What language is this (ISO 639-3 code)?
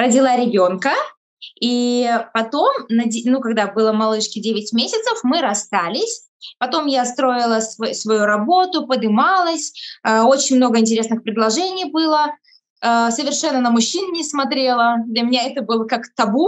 rus